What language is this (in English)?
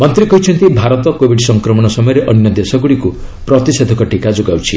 Odia